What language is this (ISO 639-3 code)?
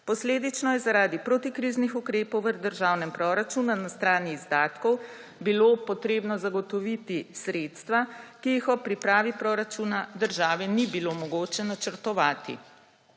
slv